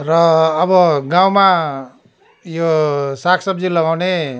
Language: Nepali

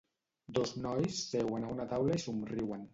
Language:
Catalan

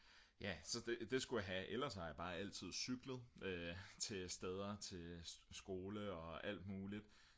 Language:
Danish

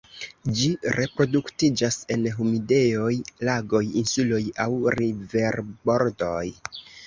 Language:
Esperanto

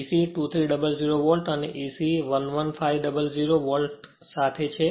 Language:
Gujarati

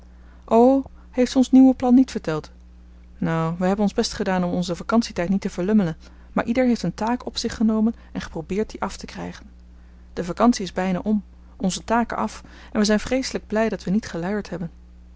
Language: Dutch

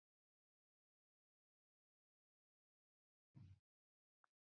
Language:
Basque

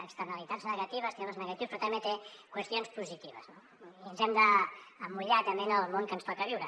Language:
Catalan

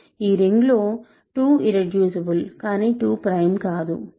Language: Telugu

